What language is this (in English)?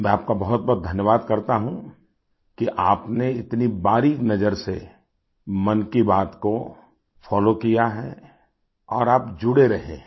Hindi